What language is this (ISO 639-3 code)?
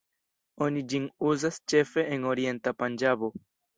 epo